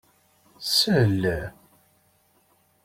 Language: Kabyle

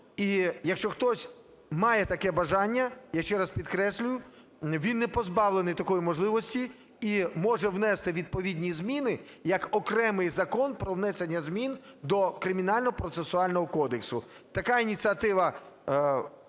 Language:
Ukrainian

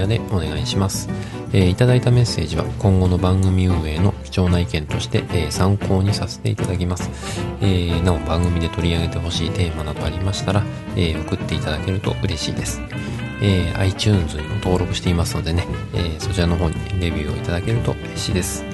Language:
Japanese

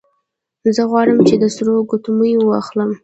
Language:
Pashto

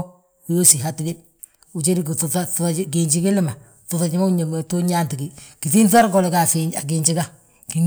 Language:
Balanta-Ganja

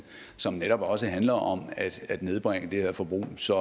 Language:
Danish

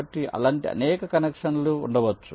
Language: Telugu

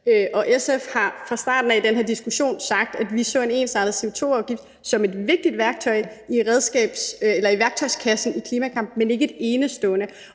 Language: Danish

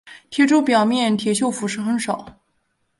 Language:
Chinese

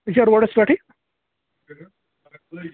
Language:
Kashmiri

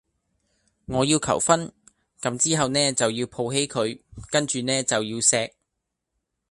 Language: Cantonese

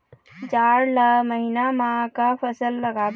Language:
Chhattisgarhi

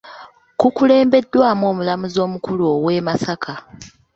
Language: Ganda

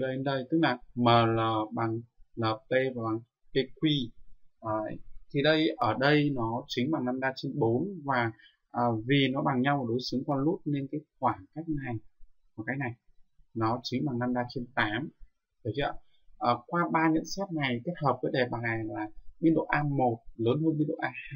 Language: Vietnamese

